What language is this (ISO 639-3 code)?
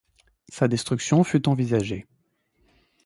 fra